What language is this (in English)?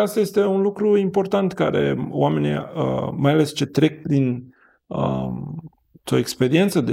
Romanian